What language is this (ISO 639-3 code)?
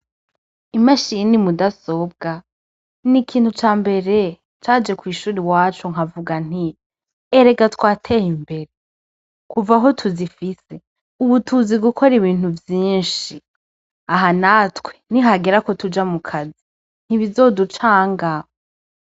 run